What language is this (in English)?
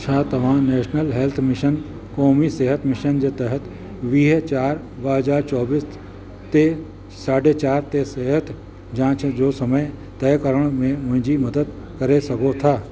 Sindhi